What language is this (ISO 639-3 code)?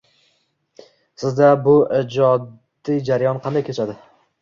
uzb